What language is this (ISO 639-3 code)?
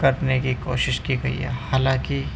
urd